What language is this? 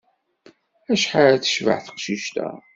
Kabyle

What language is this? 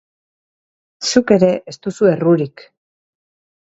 Basque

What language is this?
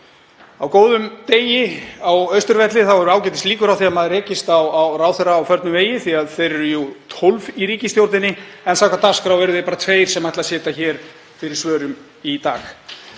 Icelandic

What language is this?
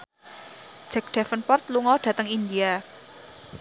Javanese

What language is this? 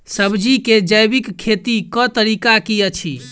Maithili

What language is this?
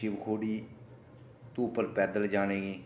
Dogri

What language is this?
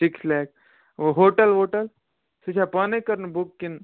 Kashmiri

